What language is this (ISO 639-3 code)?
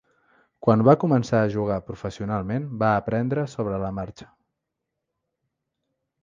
cat